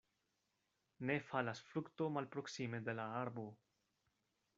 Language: Esperanto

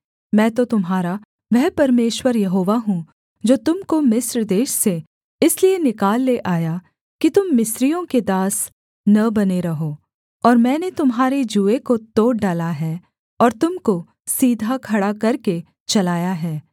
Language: Hindi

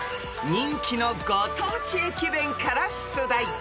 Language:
Japanese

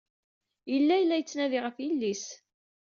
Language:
Kabyle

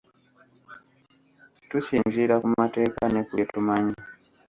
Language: Ganda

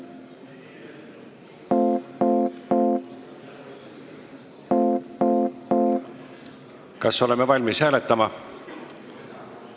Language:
Estonian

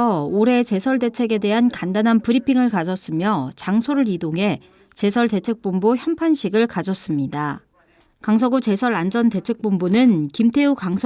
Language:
Korean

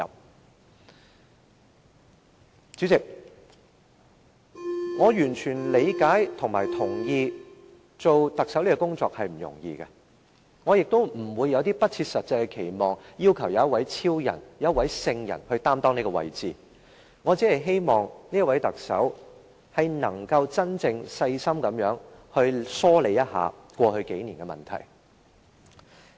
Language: Cantonese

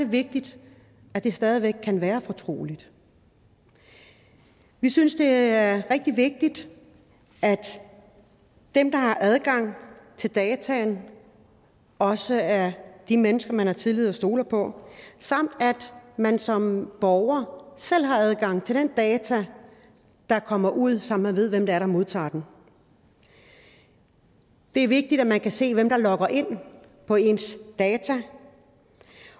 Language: Danish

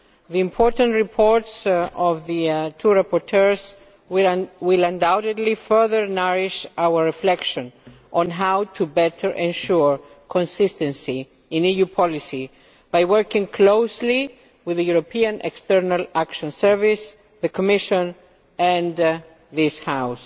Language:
English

